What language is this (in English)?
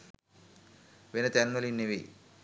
Sinhala